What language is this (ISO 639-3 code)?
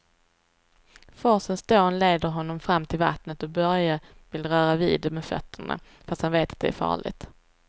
swe